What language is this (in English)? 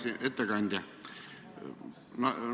Estonian